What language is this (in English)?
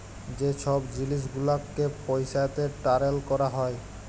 Bangla